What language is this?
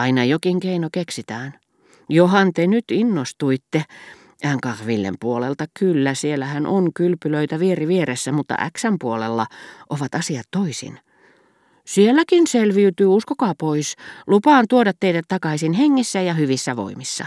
Finnish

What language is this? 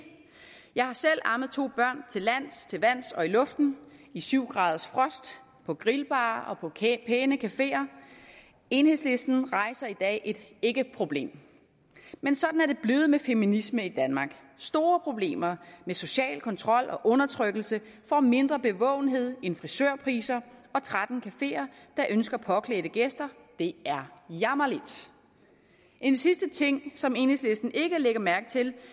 Danish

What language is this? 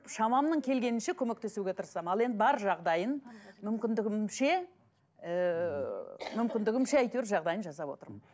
Kazakh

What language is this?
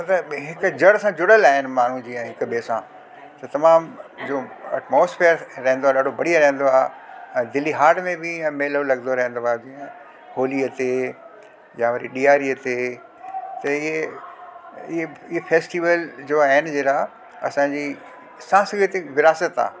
Sindhi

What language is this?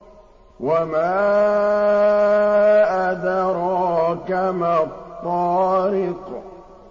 Arabic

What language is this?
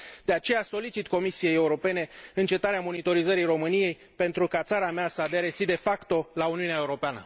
Romanian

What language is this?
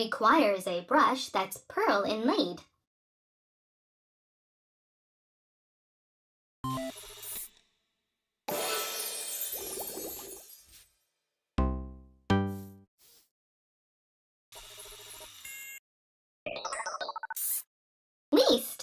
English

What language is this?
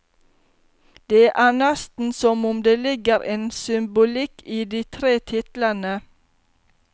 Norwegian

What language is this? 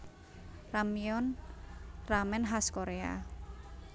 Javanese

